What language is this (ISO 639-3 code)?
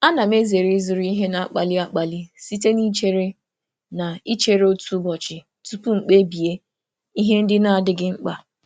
ibo